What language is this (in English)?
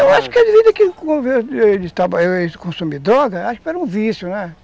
Portuguese